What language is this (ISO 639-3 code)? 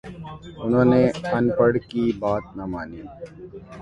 urd